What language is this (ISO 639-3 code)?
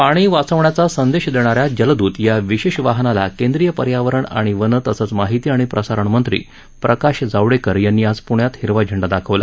mar